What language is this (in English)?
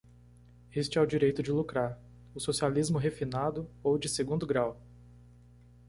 Portuguese